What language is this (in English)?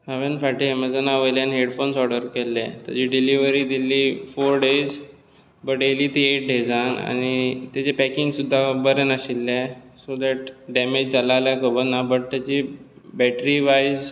Konkani